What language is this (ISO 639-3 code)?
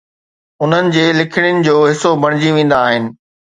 snd